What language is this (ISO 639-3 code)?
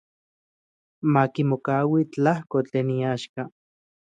ncx